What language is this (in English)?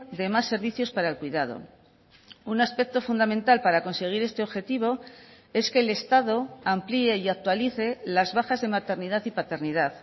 Spanish